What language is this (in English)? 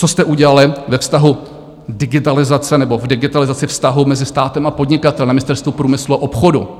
Czech